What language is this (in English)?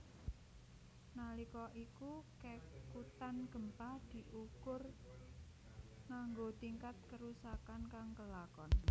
Javanese